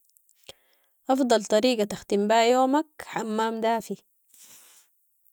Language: Sudanese Arabic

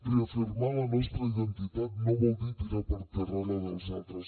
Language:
Catalan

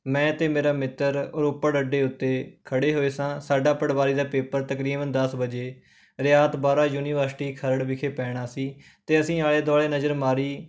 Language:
Punjabi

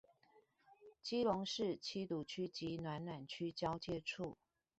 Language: Chinese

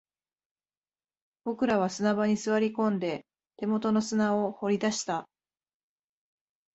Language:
Japanese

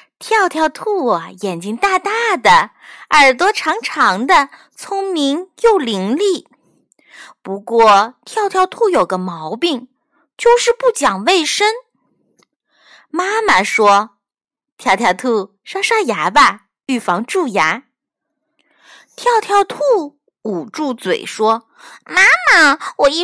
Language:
Chinese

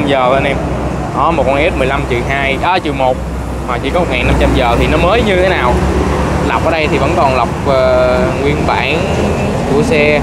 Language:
Vietnamese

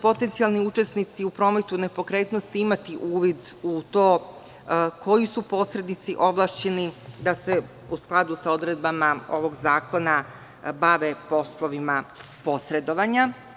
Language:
Serbian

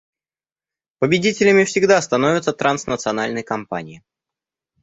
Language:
Russian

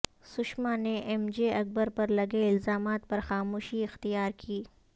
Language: Urdu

